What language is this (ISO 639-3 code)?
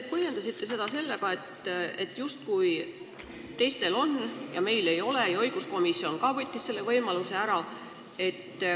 est